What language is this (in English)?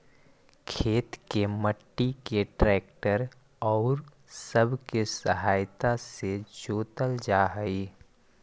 Magahi